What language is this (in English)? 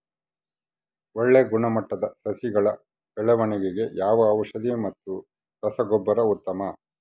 Kannada